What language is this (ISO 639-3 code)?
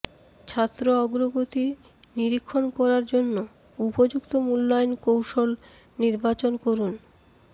ben